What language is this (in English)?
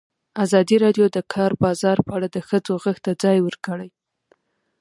Pashto